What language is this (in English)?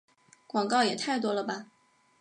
Chinese